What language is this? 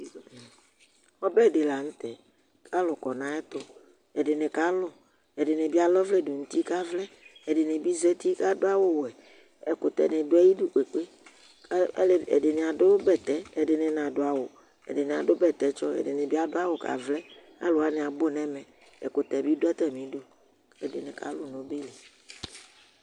Ikposo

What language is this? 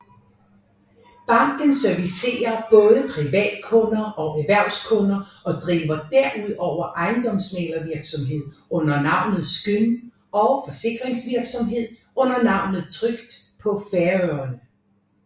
Danish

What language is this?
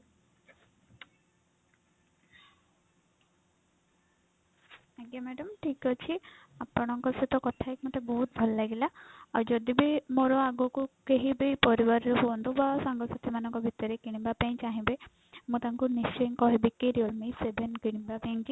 Odia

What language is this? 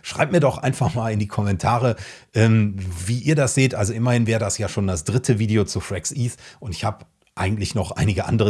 German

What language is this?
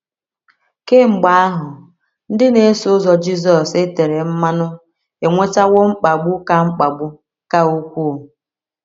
Igbo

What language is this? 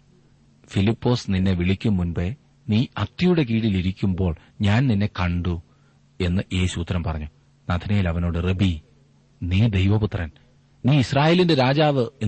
Malayalam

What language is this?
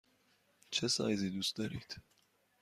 Persian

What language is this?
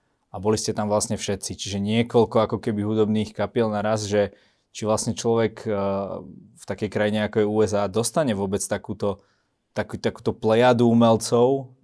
Slovak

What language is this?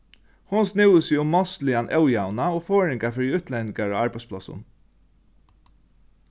Faroese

